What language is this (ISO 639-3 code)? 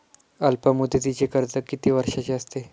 mar